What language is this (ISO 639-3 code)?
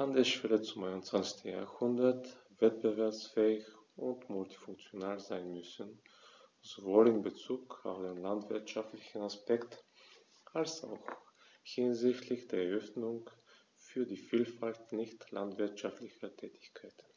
deu